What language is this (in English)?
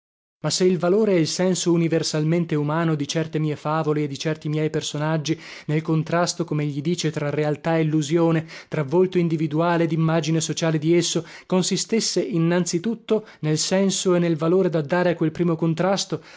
Italian